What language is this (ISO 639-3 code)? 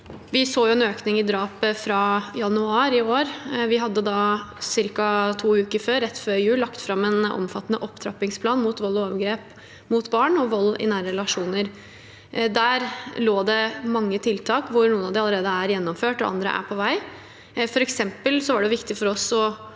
nor